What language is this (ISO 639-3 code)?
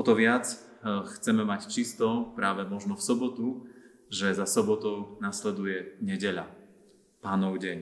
slk